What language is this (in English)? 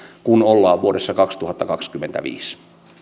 Finnish